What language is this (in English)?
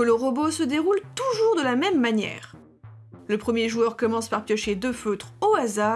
French